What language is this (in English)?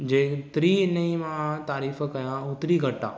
Sindhi